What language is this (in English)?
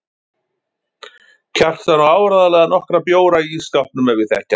Icelandic